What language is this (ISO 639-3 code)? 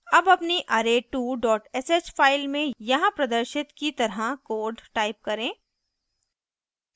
hin